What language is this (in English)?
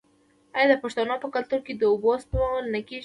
Pashto